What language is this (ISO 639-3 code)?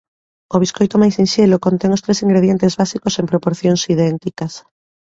glg